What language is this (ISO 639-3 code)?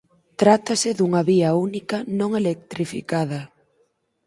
glg